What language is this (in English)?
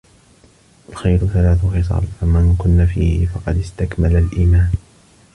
Arabic